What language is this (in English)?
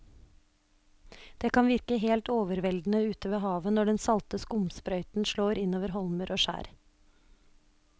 Norwegian